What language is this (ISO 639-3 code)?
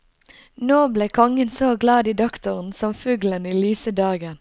nor